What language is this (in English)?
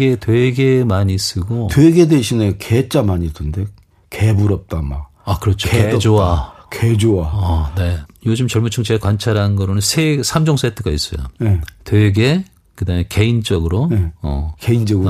Korean